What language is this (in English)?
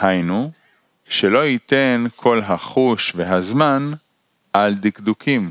Hebrew